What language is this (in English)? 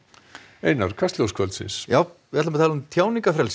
Icelandic